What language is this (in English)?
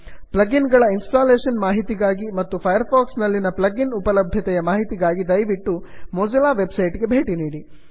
Kannada